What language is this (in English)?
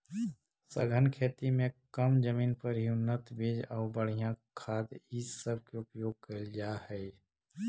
Magahi